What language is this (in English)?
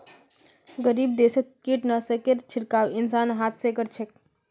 Magahi